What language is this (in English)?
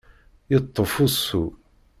Kabyle